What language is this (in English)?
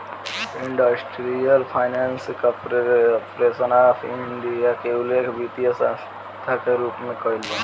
Bhojpuri